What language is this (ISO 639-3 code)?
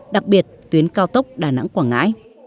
vie